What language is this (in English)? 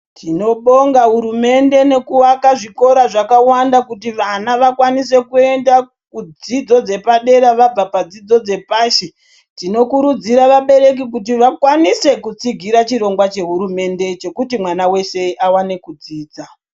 Ndau